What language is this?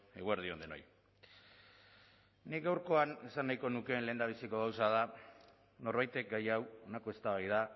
Basque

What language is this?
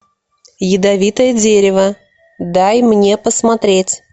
Russian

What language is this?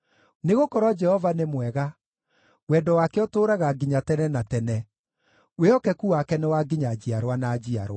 Kikuyu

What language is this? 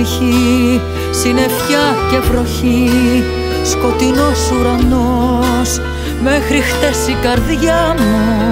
Greek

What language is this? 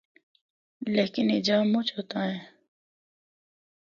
Northern Hindko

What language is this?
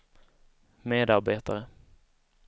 Swedish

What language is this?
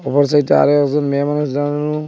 Bangla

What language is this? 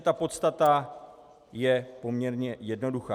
Czech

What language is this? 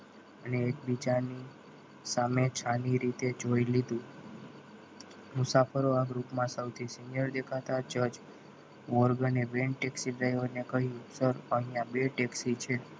Gujarati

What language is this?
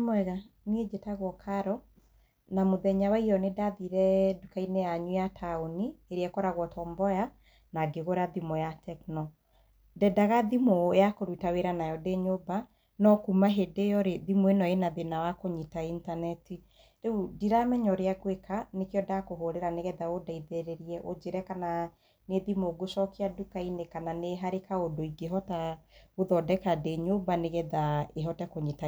Kikuyu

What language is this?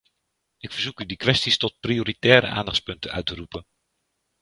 Dutch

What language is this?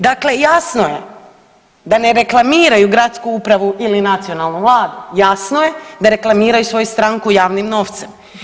Croatian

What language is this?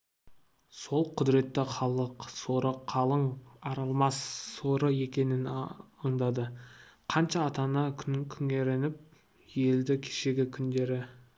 Kazakh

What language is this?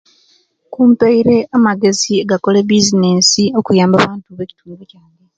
Kenyi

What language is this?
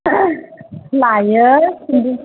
Bodo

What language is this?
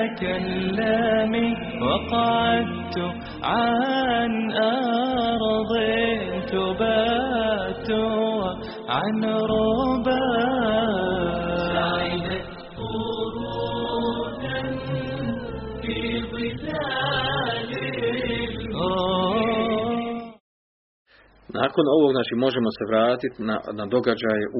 Croatian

